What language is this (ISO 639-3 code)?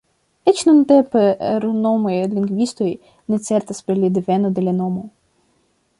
epo